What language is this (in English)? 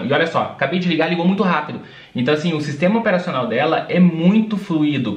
Portuguese